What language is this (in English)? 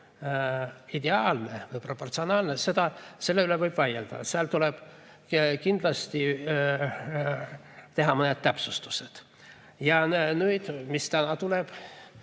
Estonian